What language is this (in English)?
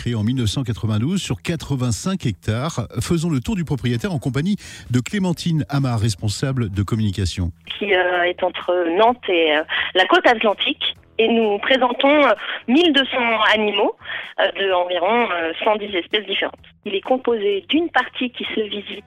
French